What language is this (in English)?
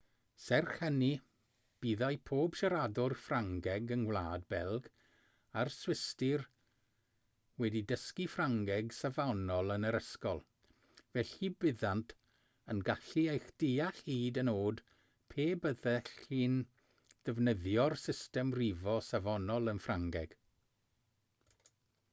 Welsh